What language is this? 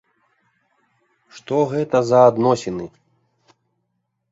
Belarusian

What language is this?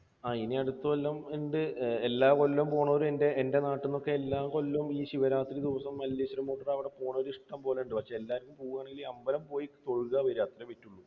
Malayalam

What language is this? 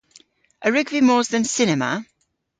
Cornish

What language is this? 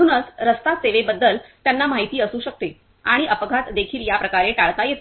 Marathi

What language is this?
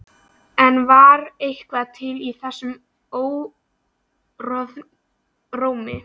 Icelandic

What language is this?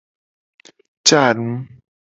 Gen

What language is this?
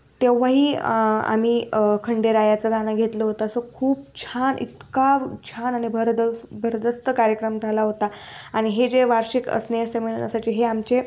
Marathi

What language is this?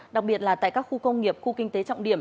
Vietnamese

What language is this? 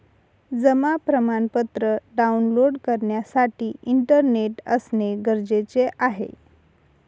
Marathi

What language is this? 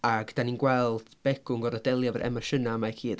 Welsh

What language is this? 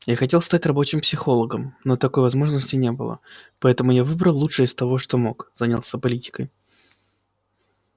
Russian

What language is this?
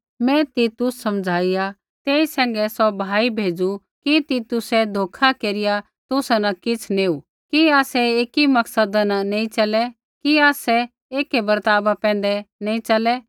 Kullu Pahari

